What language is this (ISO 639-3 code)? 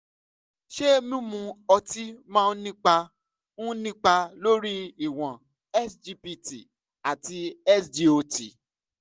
yor